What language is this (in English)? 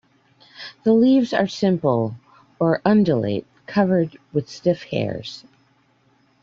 English